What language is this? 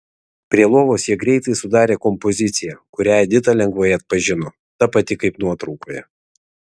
Lithuanian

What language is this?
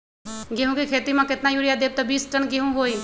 Magahi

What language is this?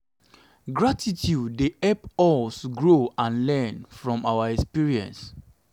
Nigerian Pidgin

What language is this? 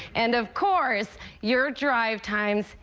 English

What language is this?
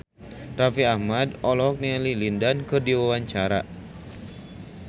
Sundanese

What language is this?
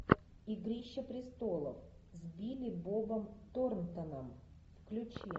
Russian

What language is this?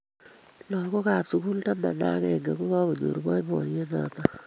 Kalenjin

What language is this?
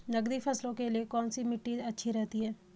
Hindi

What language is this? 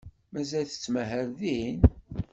Kabyle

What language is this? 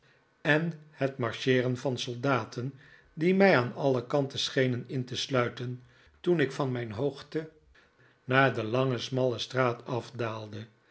Dutch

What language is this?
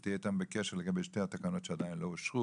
Hebrew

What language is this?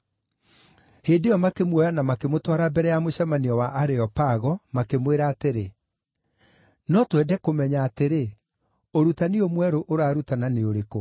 Kikuyu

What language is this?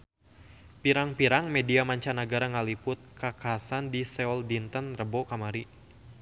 Sundanese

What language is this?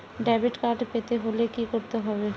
Bangla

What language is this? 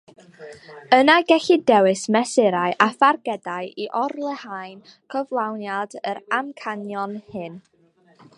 Welsh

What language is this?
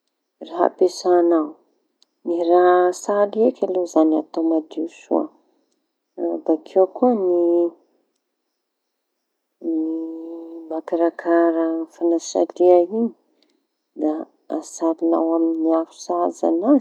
Tanosy Malagasy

